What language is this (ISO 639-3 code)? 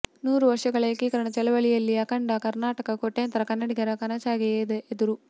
kan